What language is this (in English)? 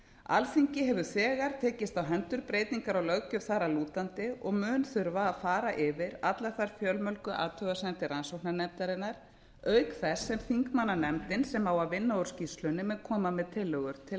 Icelandic